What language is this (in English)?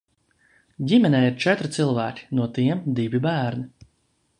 Latvian